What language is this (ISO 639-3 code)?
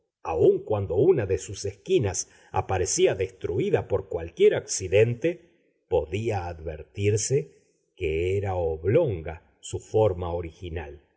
spa